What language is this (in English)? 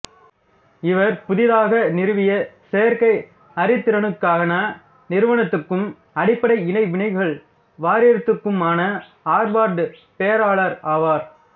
Tamil